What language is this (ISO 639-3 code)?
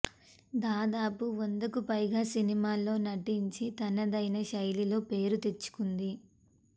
tel